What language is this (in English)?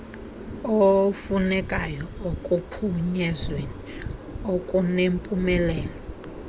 Xhosa